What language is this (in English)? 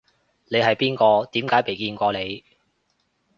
Cantonese